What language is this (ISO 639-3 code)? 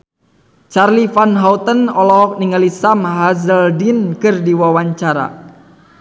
sun